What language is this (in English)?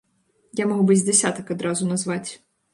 Belarusian